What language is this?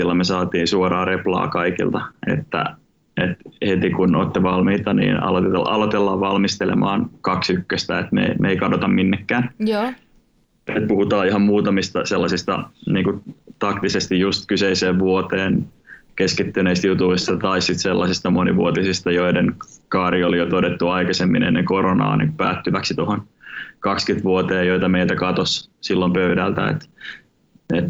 Finnish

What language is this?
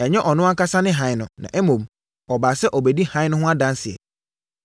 Akan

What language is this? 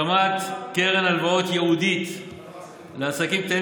Hebrew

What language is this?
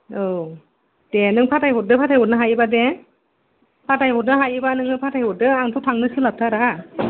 Bodo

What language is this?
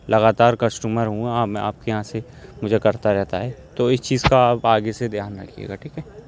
Urdu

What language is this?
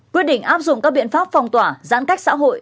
Vietnamese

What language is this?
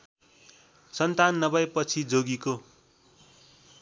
Nepali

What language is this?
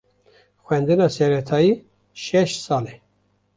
Kurdish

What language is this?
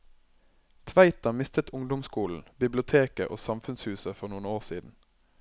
Norwegian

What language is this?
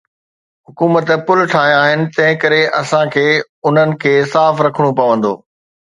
Sindhi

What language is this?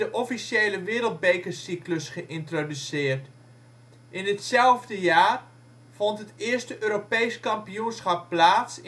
Dutch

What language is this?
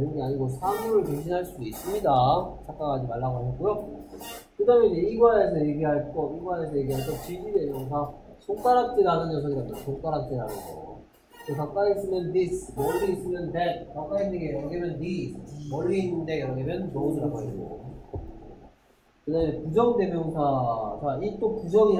Korean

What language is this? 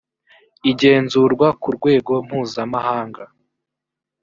Kinyarwanda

